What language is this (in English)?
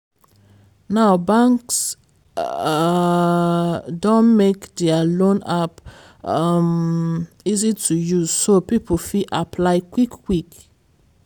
Nigerian Pidgin